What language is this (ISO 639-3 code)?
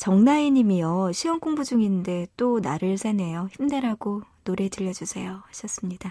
kor